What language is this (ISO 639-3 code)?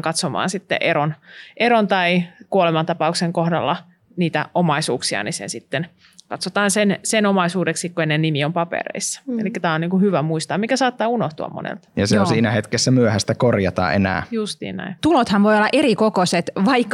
fin